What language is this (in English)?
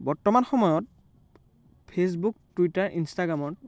Assamese